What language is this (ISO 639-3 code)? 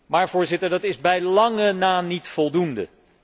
nld